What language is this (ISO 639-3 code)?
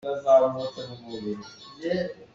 cnh